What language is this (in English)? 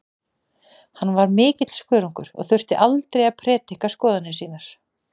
Icelandic